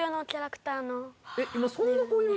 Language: Japanese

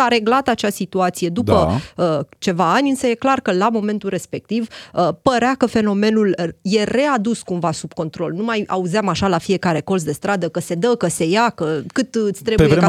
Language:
Romanian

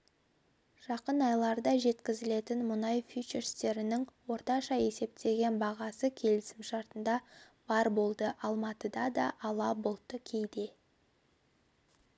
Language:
Kazakh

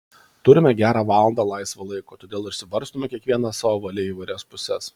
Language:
Lithuanian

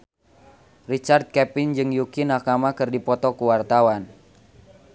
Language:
Sundanese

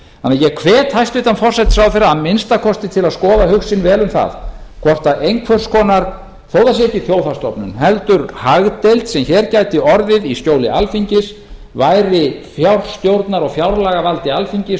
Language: Icelandic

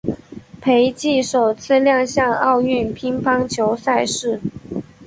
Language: Chinese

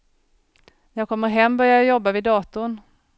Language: Swedish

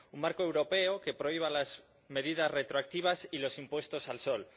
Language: Spanish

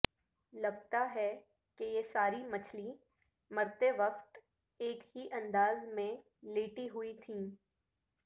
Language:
Urdu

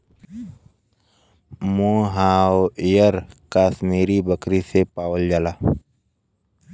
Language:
Bhojpuri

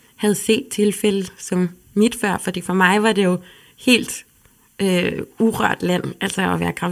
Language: Danish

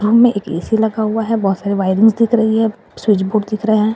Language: Hindi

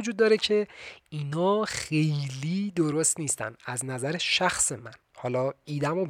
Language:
Persian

